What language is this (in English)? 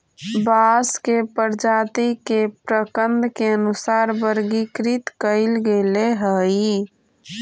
Magahi